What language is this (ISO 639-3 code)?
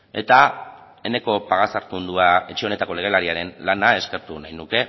eus